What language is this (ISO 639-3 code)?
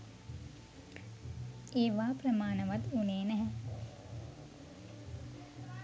sin